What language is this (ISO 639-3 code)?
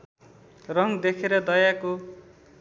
nep